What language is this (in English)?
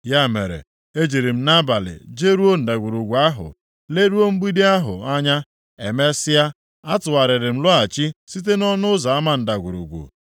Igbo